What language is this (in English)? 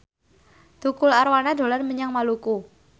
Javanese